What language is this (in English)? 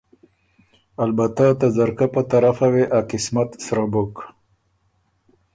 Ormuri